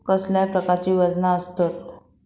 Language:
Marathi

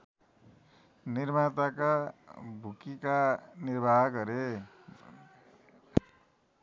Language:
Nepali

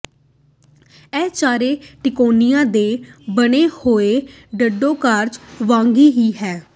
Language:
Punjabi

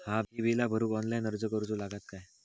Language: Marathi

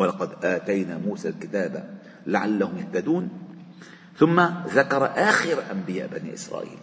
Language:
Arabic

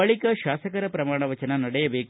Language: Kannada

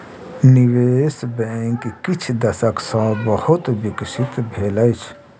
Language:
Maithili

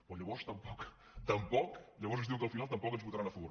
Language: Catalan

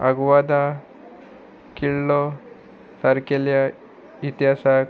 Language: Konkani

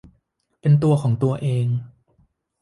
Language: Thai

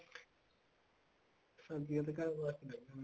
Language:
Punjabi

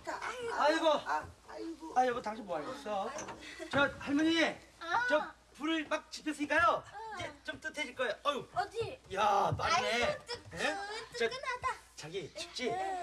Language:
Korean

